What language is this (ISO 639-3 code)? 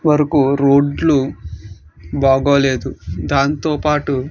tel